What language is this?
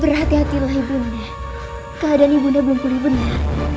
Indonesian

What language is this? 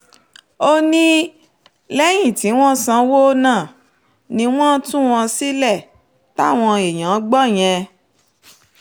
Yoruba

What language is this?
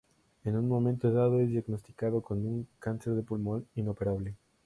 Spanish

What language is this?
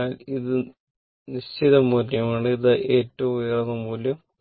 Malayalam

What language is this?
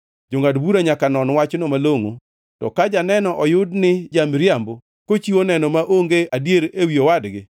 Luo (Kenya and Tanzania)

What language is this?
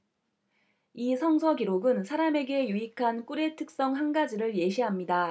Korean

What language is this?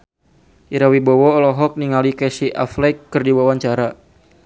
Sundanese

